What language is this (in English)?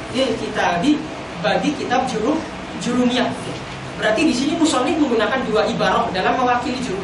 Indonesian